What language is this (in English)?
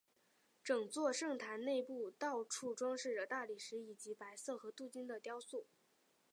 Chinese